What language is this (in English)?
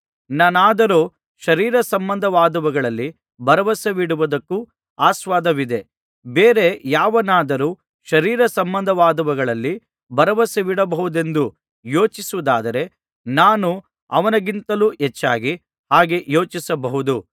Kannada